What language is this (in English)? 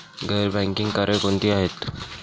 Marathi